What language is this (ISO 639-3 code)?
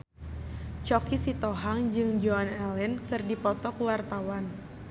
sun